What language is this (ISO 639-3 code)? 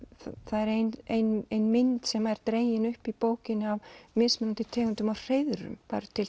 isl